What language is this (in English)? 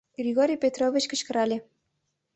Mari